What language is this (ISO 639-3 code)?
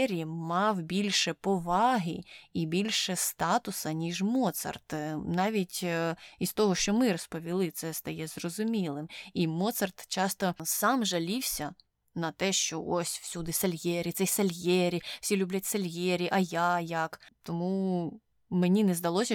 ukr